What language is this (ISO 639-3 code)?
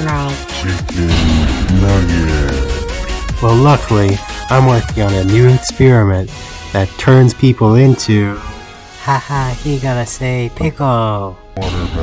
eng